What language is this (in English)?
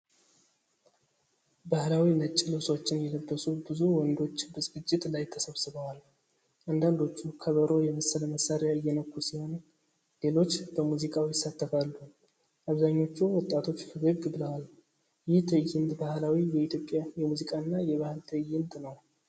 Amharic